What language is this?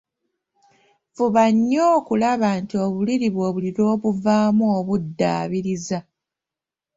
Ganda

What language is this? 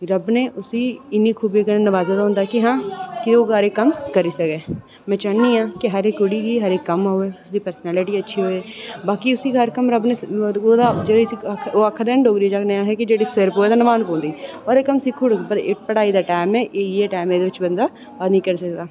Dogri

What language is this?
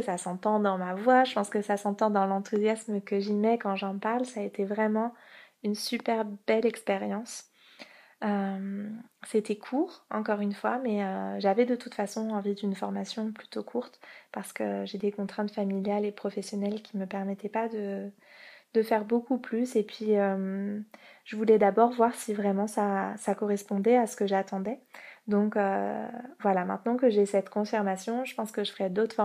French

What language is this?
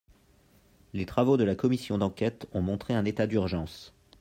French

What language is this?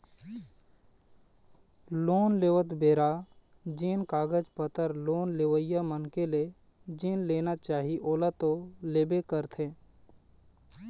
Chhattisgarhi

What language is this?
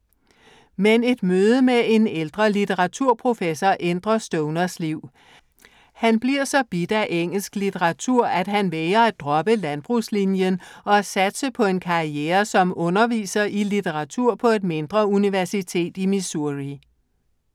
Danish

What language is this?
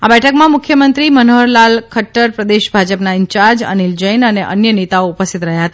Gujarati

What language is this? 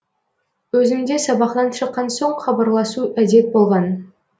Kazakh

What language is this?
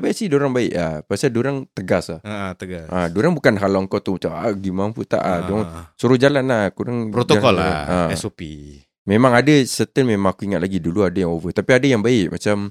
Malay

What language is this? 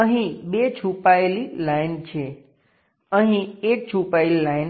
Gujarati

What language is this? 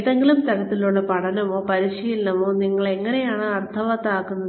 Malayalam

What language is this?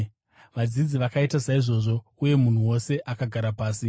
Shona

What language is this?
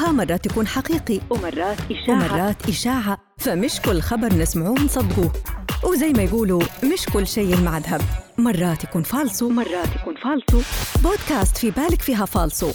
Arabic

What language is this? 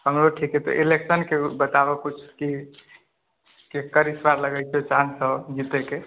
Maithili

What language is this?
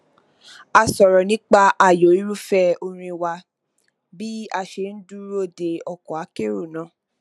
Yoruba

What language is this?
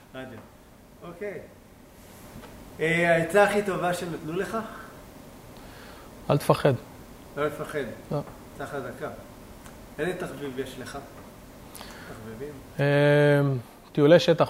Hebrew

